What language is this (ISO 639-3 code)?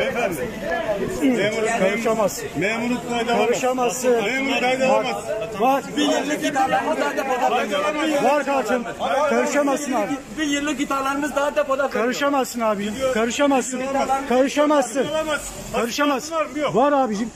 tur